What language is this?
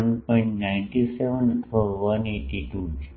Gujarati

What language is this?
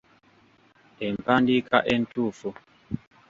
Ganda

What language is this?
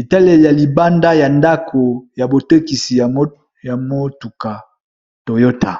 Lingala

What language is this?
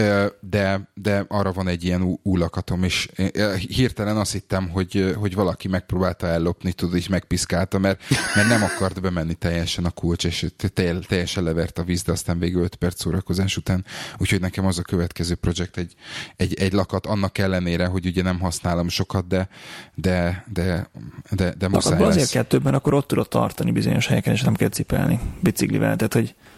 Hungarian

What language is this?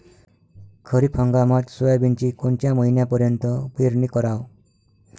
Marathi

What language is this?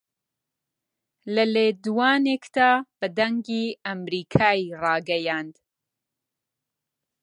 Central Kurdish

